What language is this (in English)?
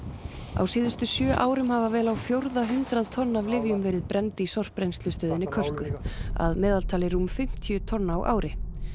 Icelandic